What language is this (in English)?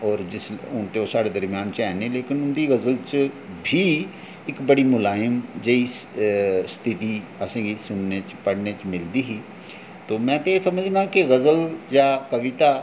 Dogri